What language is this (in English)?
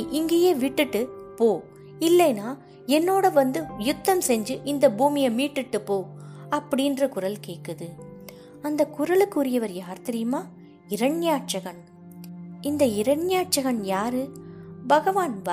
Tamil